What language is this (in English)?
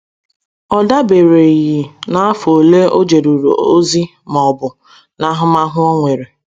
Igbo